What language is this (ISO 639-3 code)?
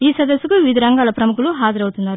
tel